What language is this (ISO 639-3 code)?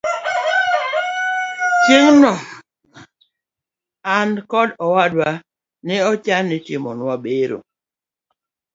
luo